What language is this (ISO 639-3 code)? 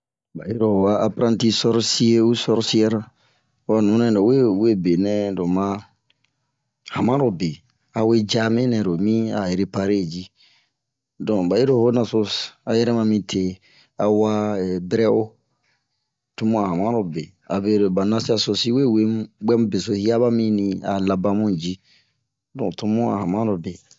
bmq